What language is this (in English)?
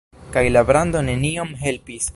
Esperanto